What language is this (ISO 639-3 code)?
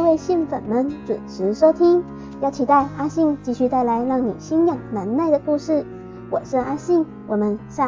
zho